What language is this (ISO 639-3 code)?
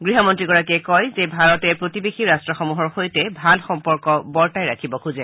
asm